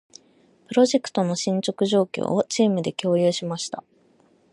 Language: Japanese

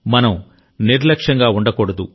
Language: Telugu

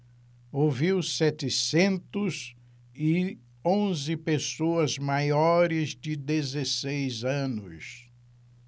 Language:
Portuguese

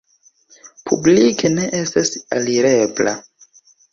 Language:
Esperanto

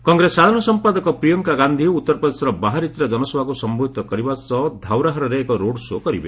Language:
Odia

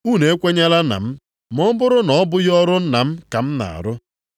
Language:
Igbo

